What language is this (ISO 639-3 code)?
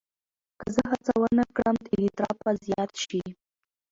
pus